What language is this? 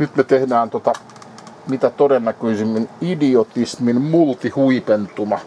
Finnish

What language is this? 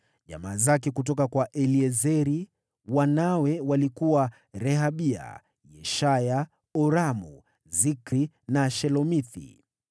Swahili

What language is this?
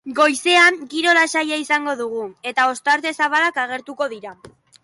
Basque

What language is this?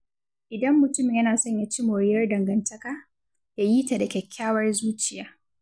Hausa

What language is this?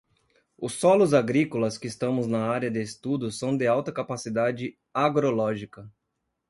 Portuguese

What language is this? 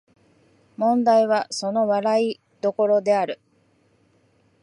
Japanese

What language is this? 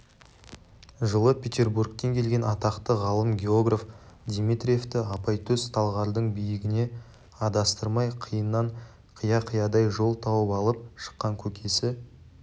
Kazakh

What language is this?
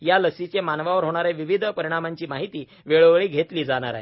Marathi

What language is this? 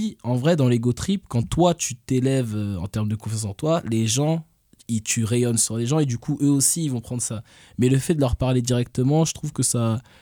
French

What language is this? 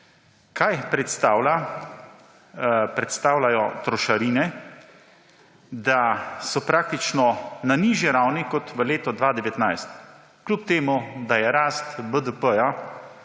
Slovenian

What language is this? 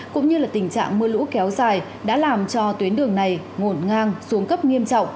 Vietnamese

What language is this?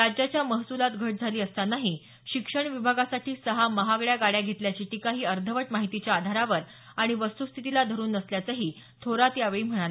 Marathi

